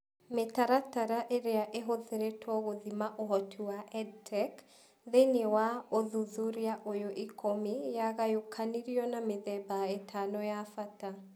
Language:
Kikuyu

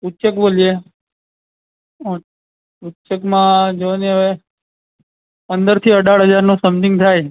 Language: Gujarati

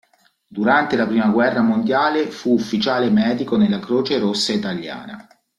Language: Italian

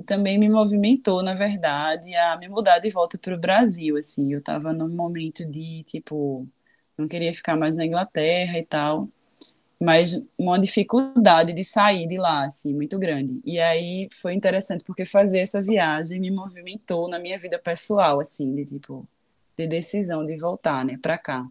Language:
Portuguese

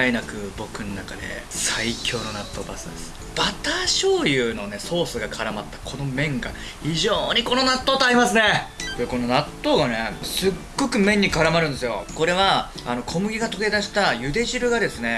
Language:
Japanese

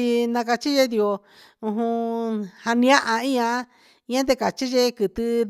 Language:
Huitepec Mixtec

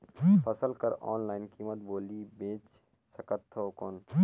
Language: Chhattisgarhi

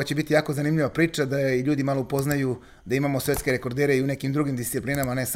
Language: Croatian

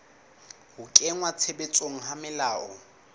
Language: Southern Sotho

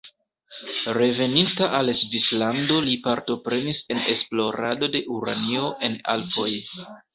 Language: Esperanto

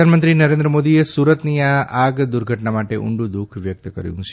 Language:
Gujarati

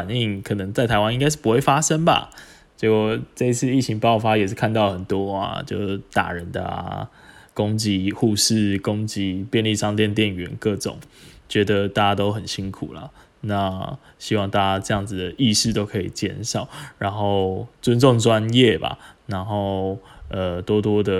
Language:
Chinese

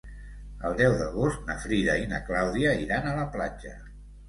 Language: Catalan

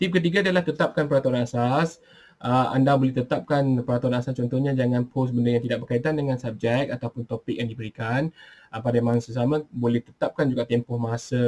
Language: Malay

